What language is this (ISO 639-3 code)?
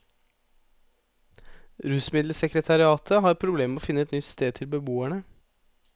nor